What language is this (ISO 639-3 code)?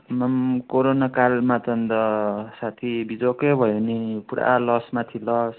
nep